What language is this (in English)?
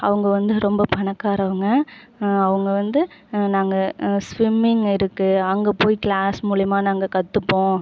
Tamil